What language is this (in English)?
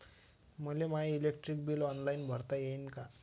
Marathi